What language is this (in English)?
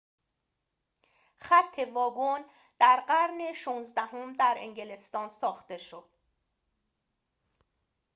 Persian